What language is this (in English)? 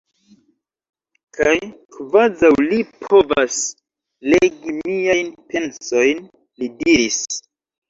Esperanto